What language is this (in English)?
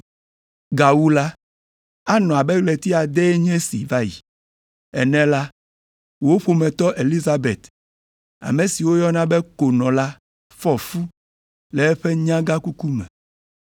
Ewe